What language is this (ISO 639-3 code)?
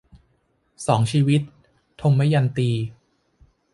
tha